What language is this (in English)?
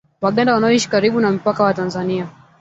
Swahili